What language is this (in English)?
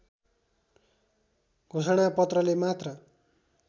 Nepali